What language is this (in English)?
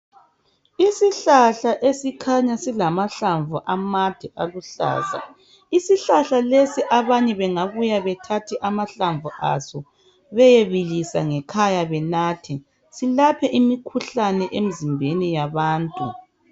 North Ndebele